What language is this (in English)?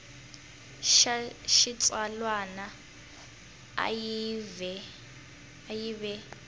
Tsonga